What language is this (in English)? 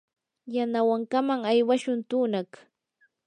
Yanahuanca Pasco Quechua